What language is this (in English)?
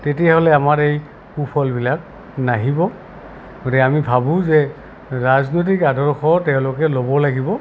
Assamese